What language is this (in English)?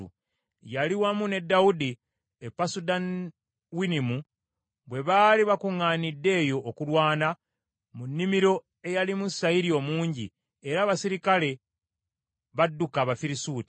Ganda